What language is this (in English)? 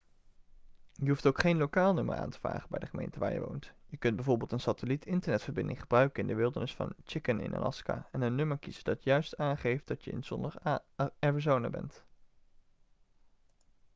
Dutch